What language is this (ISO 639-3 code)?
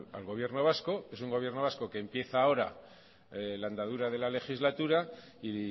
spa